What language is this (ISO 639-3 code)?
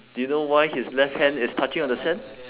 eng